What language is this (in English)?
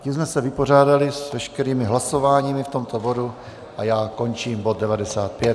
Czech